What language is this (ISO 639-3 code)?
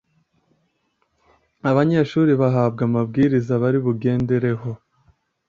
kin